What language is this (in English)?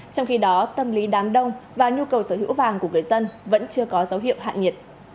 Vietnamese